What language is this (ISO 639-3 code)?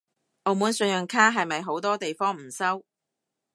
yue